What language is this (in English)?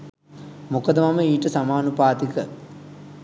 Sinhala